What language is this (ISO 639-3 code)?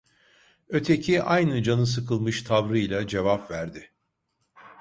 tur